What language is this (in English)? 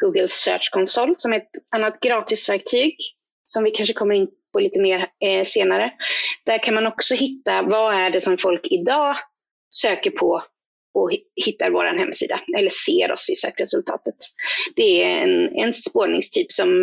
Swedish